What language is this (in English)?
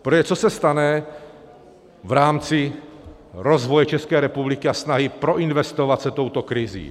Czech